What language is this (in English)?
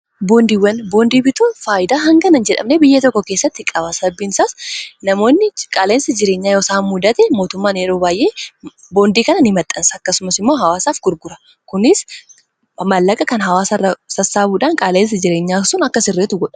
Oromo